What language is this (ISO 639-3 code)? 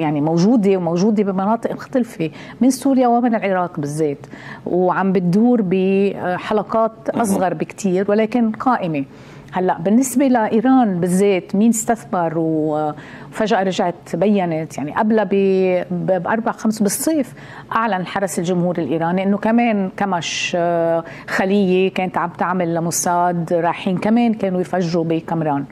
ara